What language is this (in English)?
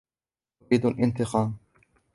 Arabic